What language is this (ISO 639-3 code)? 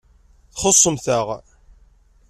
kab